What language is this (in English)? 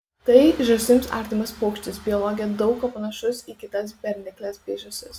Lithuanian